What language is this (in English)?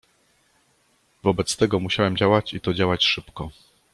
Polish